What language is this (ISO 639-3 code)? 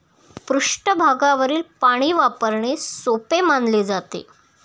mar